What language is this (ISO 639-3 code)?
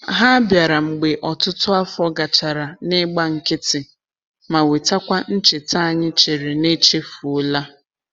ibo